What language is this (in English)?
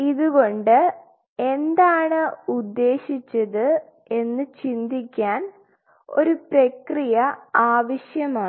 Malayalam